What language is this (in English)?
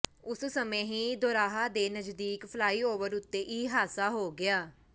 Punjabi